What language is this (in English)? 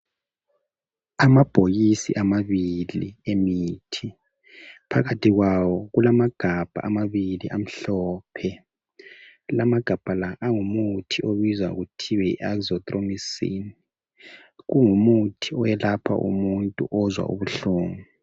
North Ndebele